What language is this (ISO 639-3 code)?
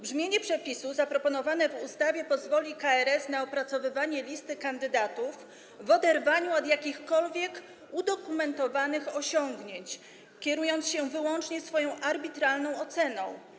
pol